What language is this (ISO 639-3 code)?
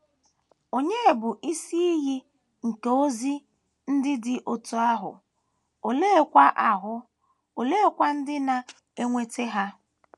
ibo